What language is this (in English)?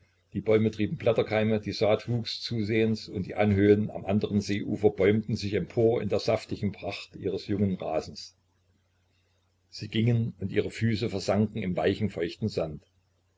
German